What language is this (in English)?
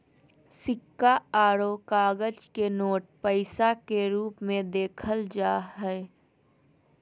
Magahi